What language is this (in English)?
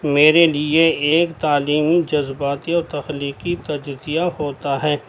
Urdu